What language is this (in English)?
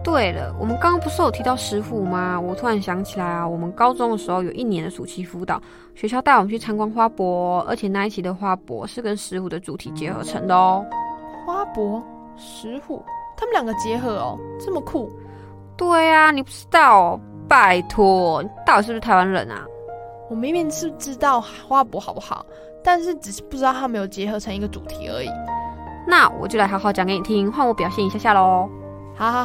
Chinese